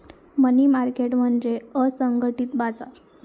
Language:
Marathi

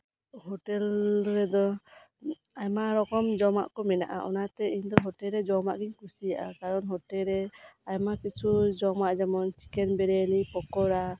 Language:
Santali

